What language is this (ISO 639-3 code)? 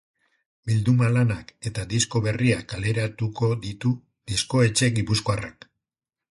eus